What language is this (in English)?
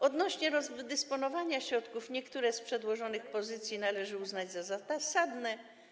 Polish